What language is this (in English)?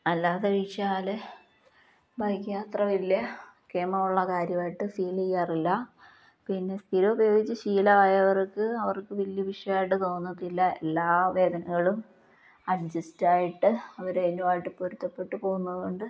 Malayalam